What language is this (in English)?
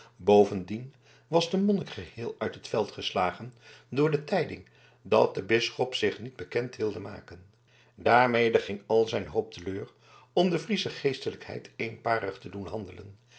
Dutch